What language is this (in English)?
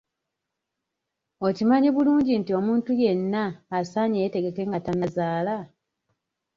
Ganda